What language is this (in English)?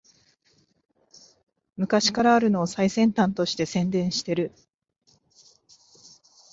Japanese